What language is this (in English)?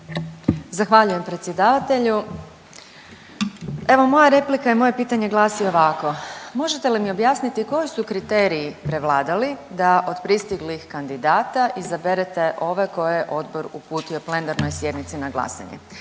Croatian